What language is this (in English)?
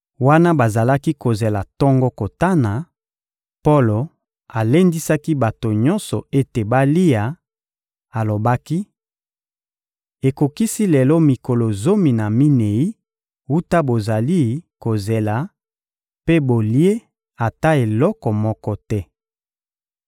Lingala